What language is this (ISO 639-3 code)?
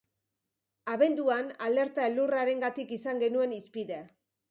eus